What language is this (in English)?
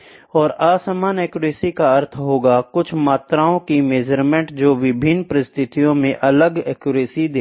Hindi